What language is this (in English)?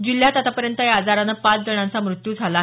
Marathi